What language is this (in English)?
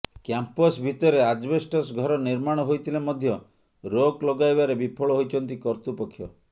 Odia